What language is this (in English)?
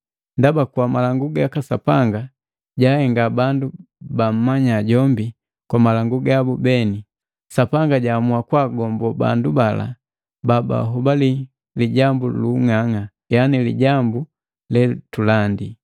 Matengo